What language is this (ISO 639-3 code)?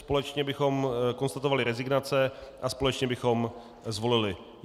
ces